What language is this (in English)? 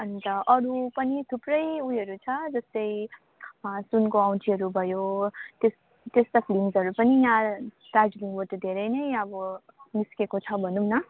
Nepali